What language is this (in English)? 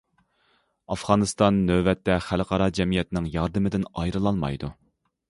Uyghur